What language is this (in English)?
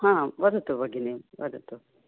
Sanskrit